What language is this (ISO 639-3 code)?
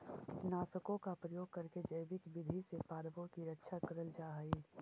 mag